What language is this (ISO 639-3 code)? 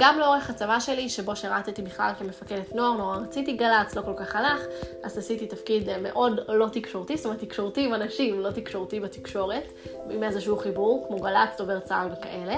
heb